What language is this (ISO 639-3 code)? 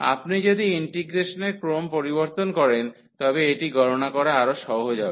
ben